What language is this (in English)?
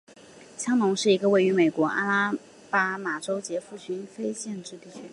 Chinese